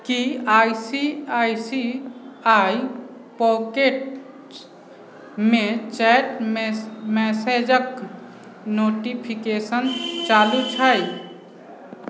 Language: Maithili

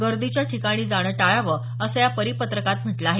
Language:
Marathi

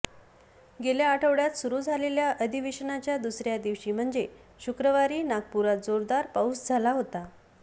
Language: Marathi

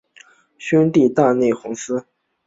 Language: Chinese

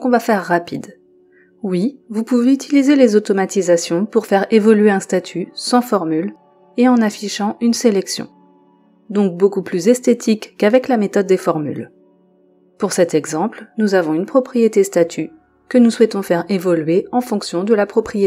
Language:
French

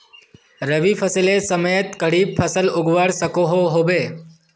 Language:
Magahi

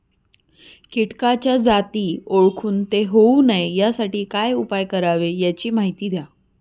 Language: Marathi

